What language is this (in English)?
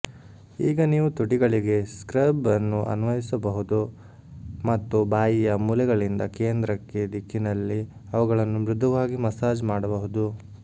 Kannada